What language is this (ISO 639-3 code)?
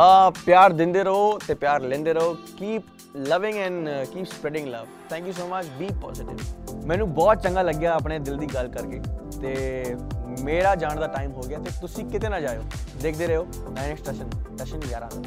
pan